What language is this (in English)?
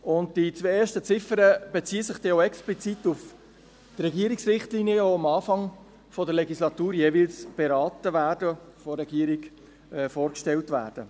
Swiss German